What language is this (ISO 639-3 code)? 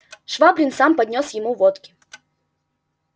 rus